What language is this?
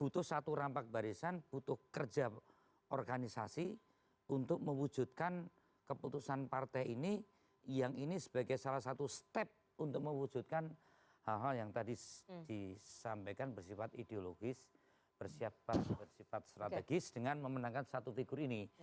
Indonesian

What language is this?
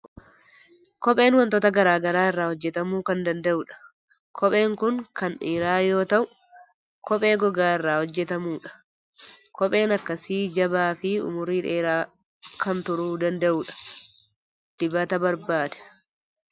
Oromo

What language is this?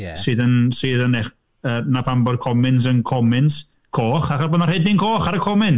Welsh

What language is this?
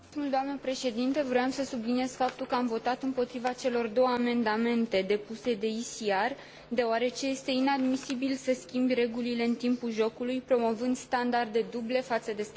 Romanian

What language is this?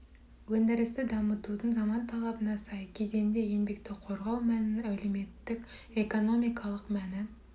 Kazakh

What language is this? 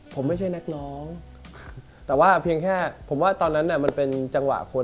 Thai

